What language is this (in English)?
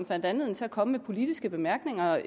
Danish